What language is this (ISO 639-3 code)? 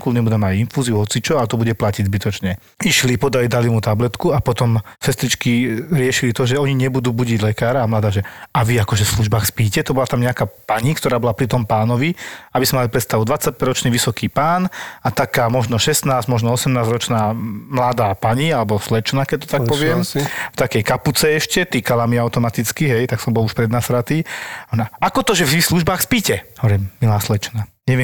slk